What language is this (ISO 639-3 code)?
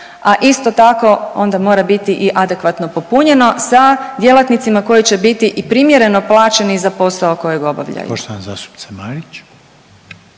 hrv